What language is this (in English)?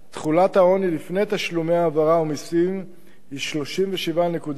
Hebrew